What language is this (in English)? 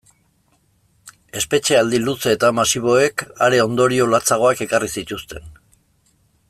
Basque